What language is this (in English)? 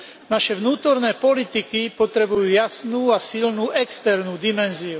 Slovak